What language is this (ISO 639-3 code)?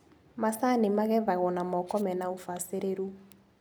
kik